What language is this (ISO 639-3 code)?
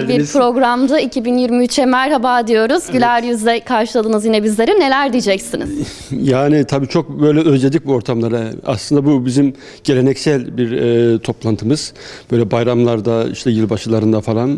tur